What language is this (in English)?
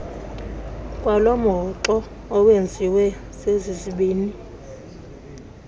Xhosa